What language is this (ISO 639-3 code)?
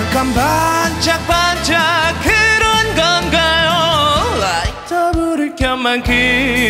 kor